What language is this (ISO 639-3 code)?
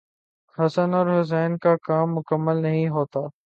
urd